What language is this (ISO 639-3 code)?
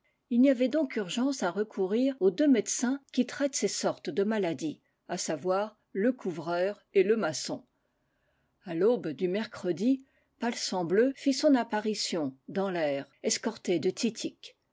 fra